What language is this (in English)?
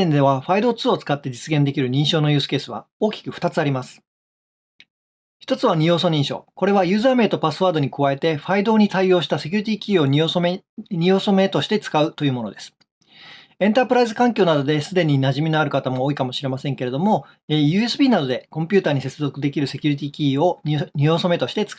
Japanese